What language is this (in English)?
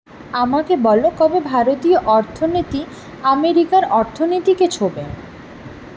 Bangla